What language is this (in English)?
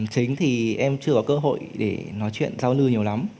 Vietnamese